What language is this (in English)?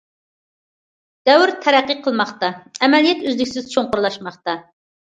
Uyghur